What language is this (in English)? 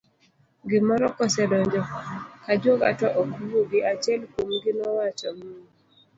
Luo (Kenya and Tanzania)